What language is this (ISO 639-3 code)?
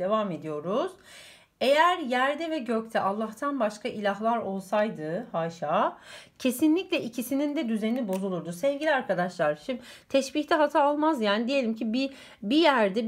tur